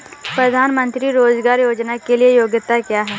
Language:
Hindi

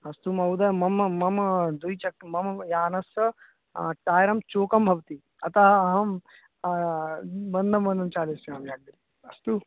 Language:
Sanskrit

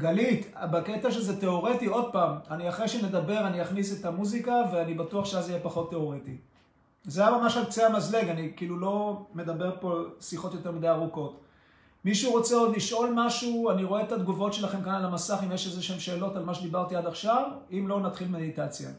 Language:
Hebrew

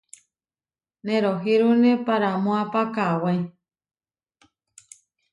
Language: Huarijio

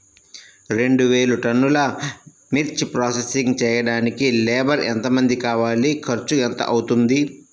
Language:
Telugu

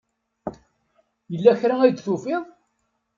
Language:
Kabyle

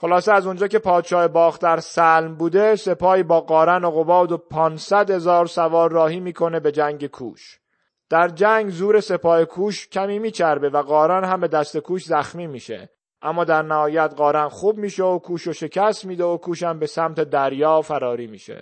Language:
Persian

